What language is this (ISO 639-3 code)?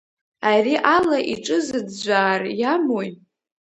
abk